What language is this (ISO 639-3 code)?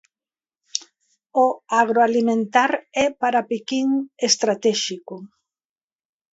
glg